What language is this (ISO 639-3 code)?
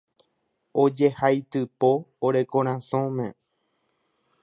grn